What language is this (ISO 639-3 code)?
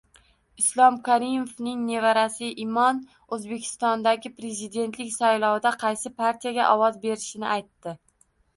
uzb